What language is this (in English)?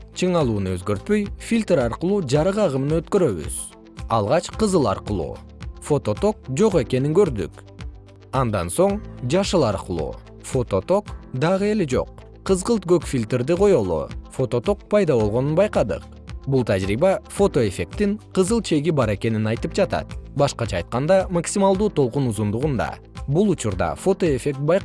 Kyrgyz